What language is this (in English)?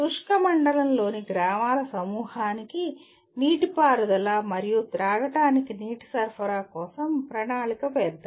Telugu